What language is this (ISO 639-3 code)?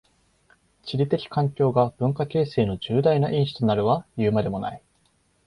jpn